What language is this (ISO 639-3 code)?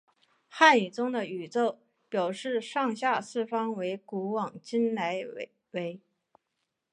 zho